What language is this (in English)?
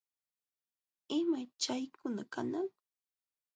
Jauja Wanca Quechua